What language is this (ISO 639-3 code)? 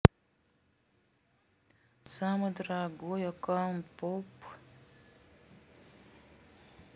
rus